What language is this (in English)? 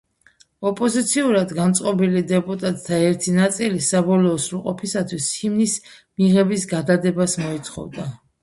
Georgian